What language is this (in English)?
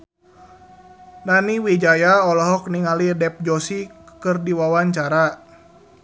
Sundanese